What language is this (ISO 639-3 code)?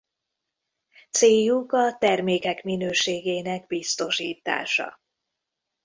hun